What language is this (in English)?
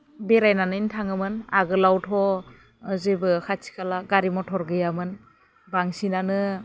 Bodo